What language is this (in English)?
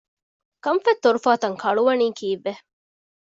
Divehi